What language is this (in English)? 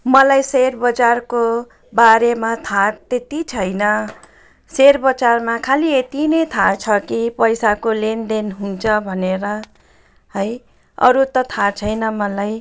Nepali